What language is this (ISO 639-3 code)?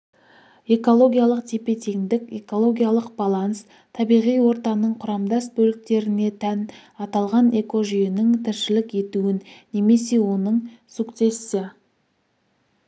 kaz